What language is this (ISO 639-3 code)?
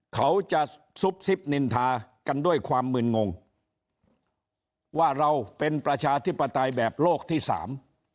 tha